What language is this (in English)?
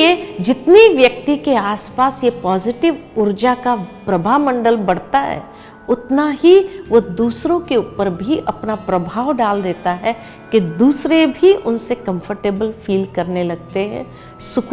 Hindi